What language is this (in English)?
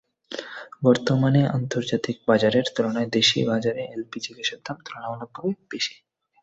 Bangla